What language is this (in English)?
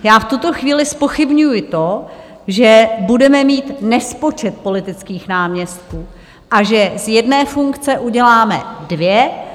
Czech